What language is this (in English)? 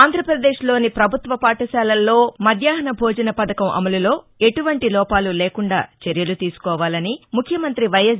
Telugu